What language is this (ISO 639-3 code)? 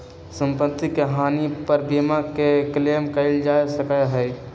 mag